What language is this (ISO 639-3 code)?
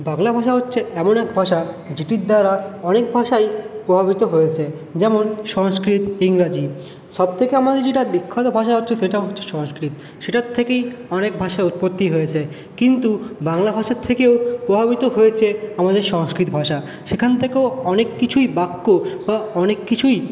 ben